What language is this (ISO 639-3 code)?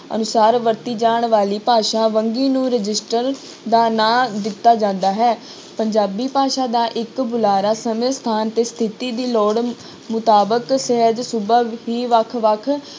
pan